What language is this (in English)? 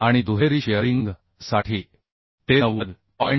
Marathi